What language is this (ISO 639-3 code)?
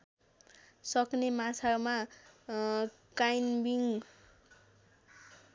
nep